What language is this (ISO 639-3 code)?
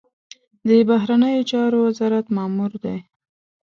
pus